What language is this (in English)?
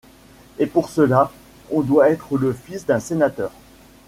French